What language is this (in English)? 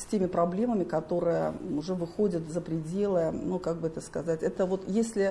Russian